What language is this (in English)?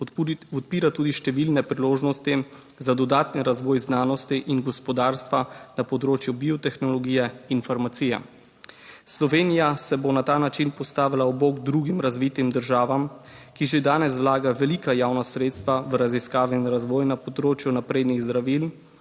Slovenian